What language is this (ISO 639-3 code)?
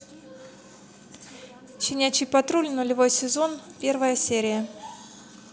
rus